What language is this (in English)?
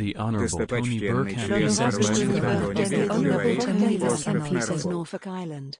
English